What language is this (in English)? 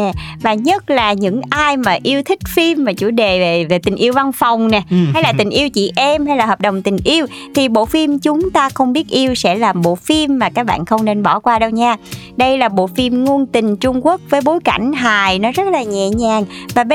Vietnamese